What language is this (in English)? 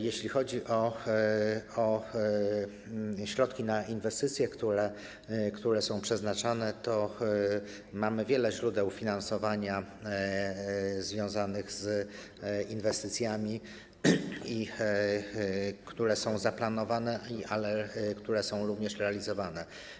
Polish